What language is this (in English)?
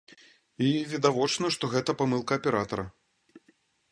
Belarusian